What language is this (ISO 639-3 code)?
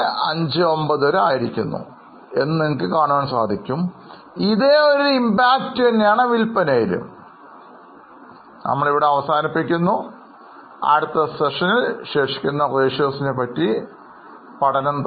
mal